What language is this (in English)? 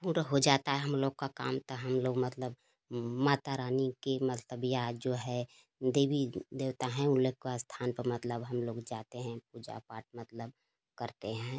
Hindi